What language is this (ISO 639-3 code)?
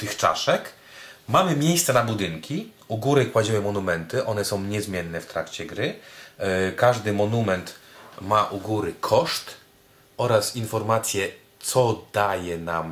pol